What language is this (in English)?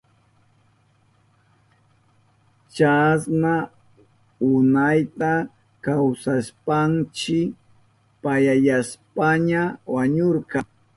Southern Pastaza Quechua